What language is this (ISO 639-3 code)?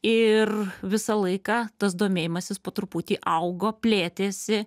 lit